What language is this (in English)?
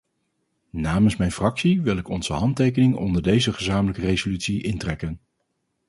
Dutch